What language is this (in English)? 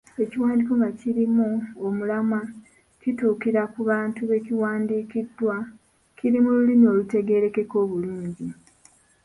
Ganda